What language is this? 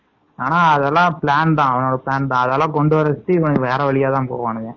Tamil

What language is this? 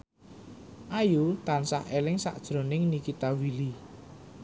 Javanese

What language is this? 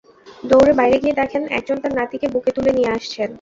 Bangla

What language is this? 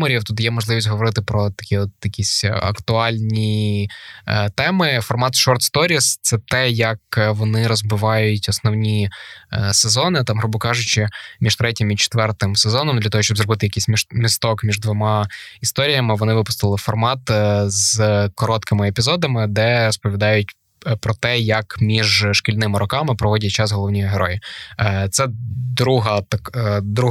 Ukrainian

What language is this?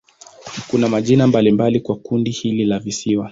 Swahili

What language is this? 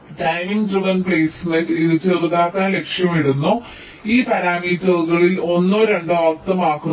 Malayalam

